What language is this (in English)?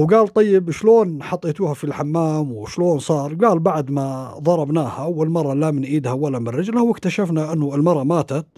Arabic